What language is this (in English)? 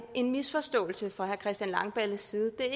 Danish